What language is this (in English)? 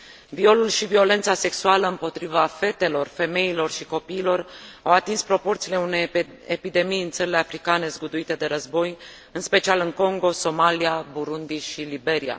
Romanian